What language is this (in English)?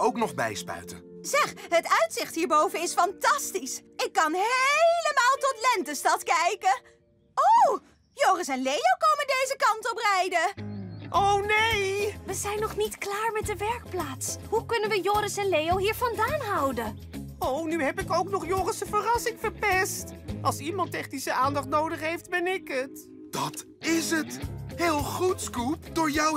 Dutch